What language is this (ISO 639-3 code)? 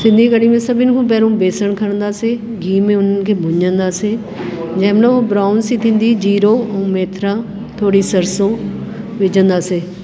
snd